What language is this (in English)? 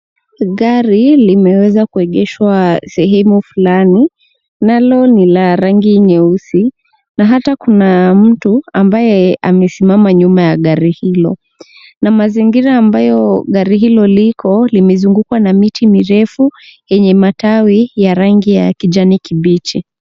Swahili